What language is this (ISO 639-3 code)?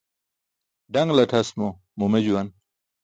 bsk